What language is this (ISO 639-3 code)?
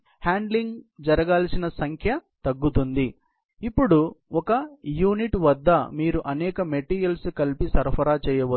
tel